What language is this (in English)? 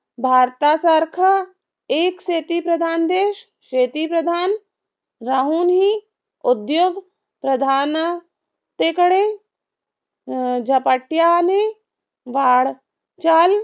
Marathi